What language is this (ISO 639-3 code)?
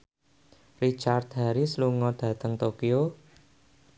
jav